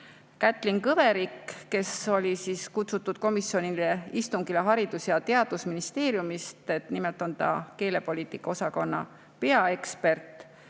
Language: Estonian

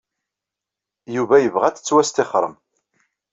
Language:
Kabyle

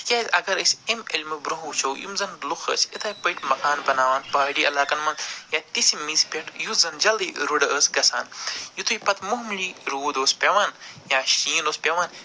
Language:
Kashmiri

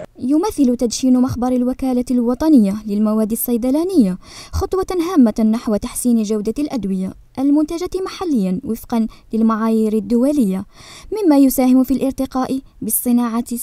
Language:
Arabic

